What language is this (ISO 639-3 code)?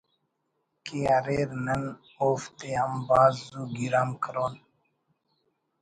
brh